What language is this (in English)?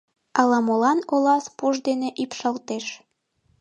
Mari